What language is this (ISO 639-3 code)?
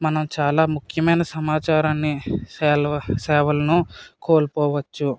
tel